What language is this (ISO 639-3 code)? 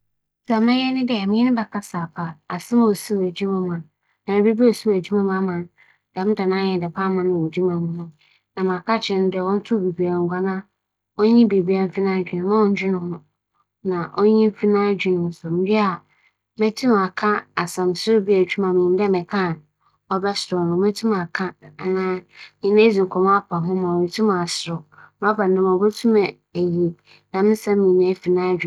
aka